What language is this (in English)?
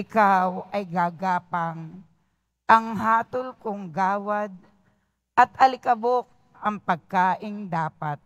Filipino